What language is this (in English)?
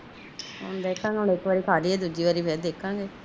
Punjabi